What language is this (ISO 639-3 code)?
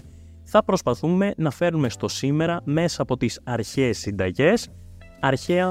ell